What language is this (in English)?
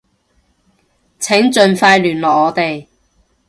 Cantonese